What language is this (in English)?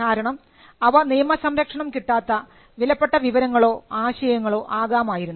Malayalam